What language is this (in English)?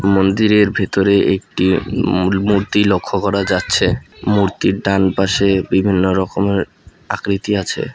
Bangla